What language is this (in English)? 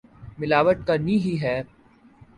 Urdu